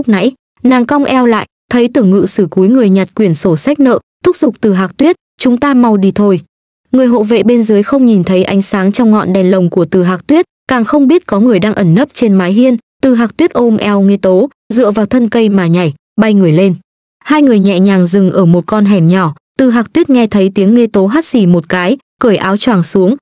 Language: Vietnamese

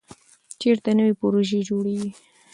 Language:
Pashto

